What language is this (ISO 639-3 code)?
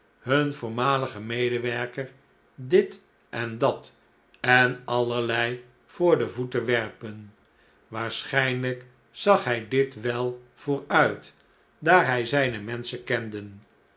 nld